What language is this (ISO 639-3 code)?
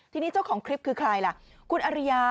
tha